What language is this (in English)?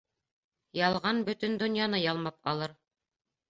Bashkir